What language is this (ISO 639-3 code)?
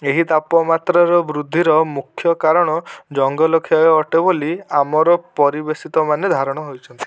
ori